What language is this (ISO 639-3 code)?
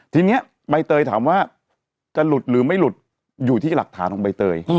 tha